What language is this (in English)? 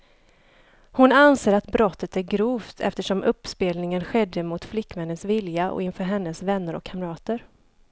Swedish